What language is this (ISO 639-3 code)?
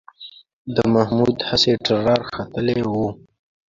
pus